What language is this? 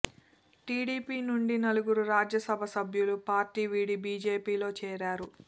Telugu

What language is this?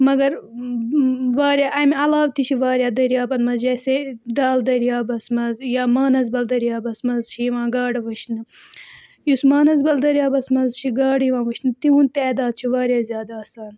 Kashmiri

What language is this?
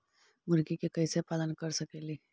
Magahi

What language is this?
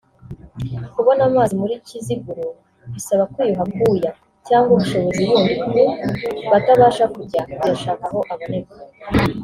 Kinyarwanda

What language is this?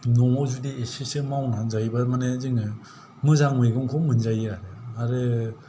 Bodo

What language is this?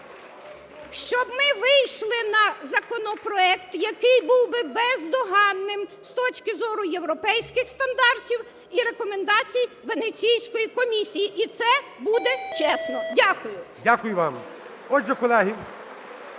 Ukrainian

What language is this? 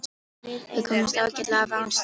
Icelandic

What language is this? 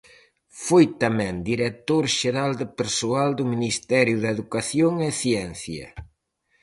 Galician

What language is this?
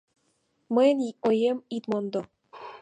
Mari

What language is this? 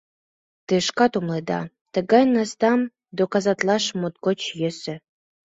Mari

